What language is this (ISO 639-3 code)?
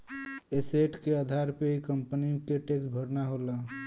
bho